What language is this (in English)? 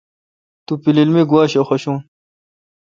Kalkoti